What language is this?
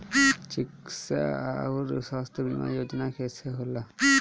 Bhojpuri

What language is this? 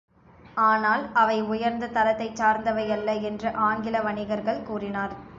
Tamil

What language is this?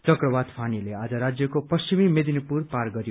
Nepali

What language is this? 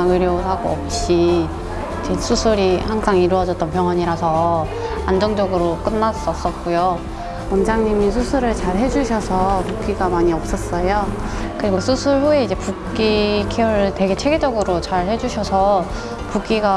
Korean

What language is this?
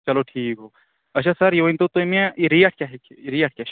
Kashmiri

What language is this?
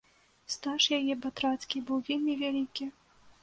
Belarusian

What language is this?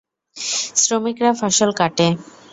Bangla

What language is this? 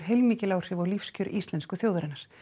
Icelandic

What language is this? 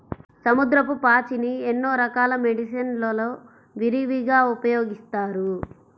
Telugu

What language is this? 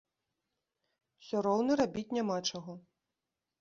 Belarusian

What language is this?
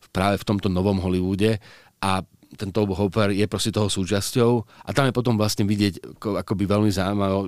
Slovak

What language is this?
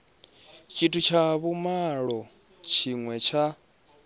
Venda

